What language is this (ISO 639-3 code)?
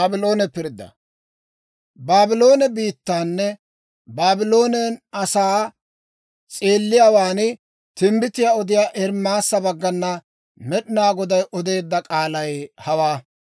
dwr